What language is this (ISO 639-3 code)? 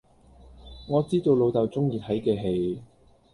yue